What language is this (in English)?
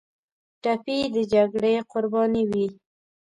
Pashto